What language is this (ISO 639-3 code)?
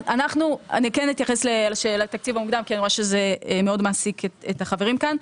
heb